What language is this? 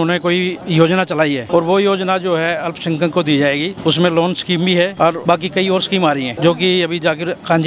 Hindi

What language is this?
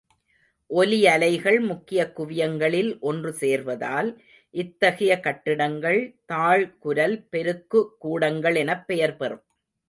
Tamil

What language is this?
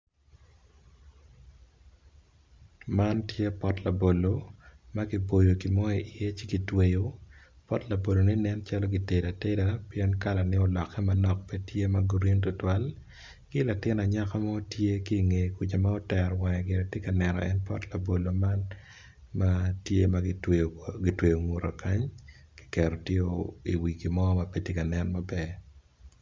Acoli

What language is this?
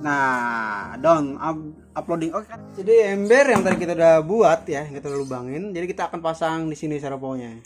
Indonesian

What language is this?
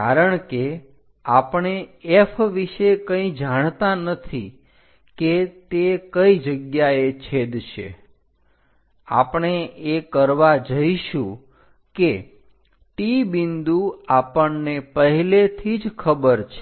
Gujarati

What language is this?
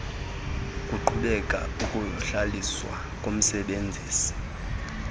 Xhosa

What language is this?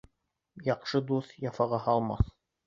Bashkir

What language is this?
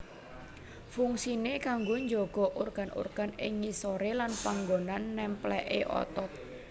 Javanese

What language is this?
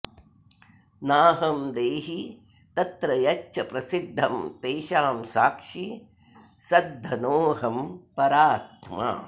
Sanskrit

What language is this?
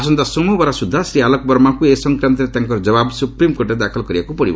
Odia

